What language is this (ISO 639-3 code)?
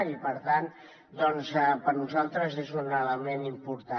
cat